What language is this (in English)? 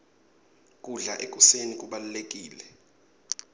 Swati